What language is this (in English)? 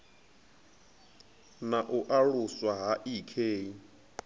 Venda